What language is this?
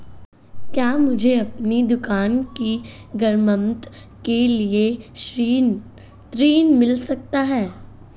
Hindi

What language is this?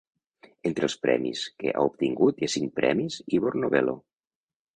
Catalan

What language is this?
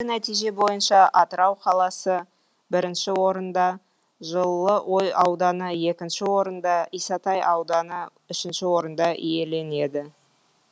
Kazakh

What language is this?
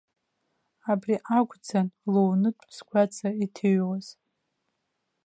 Abkhazian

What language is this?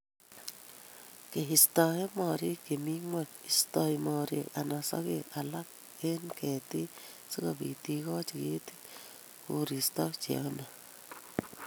Kalenjin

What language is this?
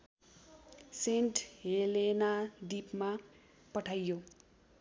Nepali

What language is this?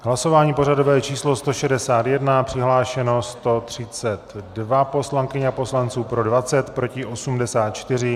Czech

